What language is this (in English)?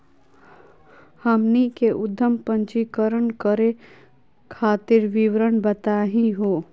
Magahi